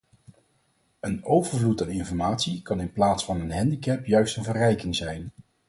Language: Dutch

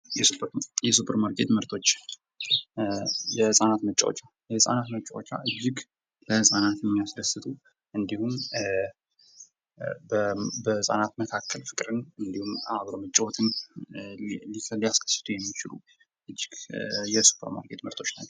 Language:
Amharic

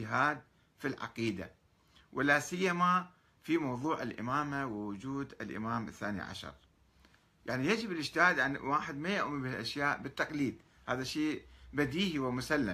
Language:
Arabic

